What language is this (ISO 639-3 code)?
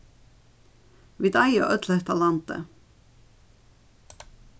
fao